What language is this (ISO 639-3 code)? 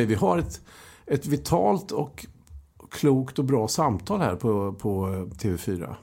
swe